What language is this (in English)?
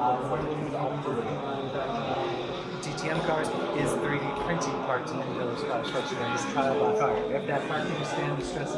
English